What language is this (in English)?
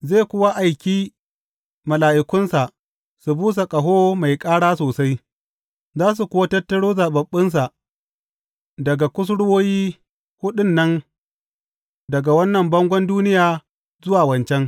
Hausa